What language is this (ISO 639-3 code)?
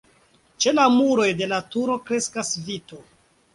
epo